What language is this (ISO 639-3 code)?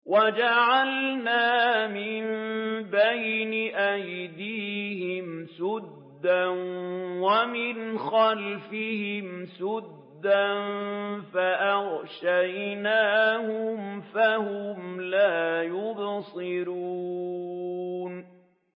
ara